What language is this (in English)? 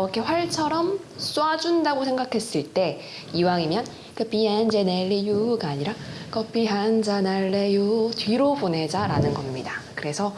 Korean